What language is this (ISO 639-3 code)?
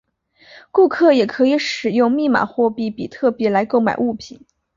zho